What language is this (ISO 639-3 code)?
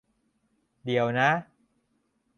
tha